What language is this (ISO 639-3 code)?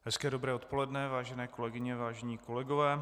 ces